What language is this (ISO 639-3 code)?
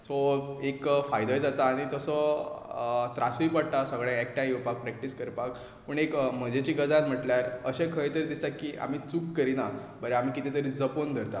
kok